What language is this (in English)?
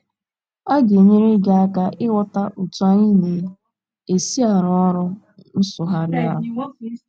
Igbo